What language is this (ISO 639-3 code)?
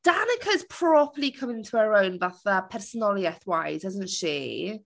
cym